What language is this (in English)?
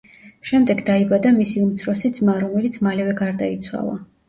Georgian